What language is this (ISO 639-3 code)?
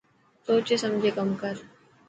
mki